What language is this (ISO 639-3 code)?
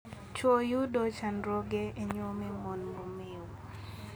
luo